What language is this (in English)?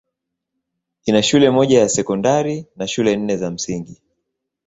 Swahili